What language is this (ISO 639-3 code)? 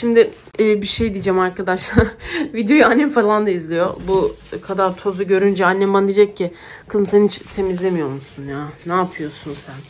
tur